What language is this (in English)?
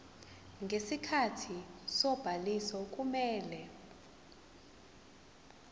Zulu